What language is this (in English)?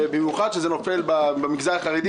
Hebrew